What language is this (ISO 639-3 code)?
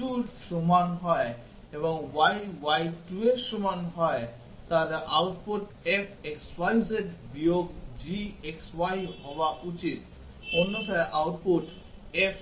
ben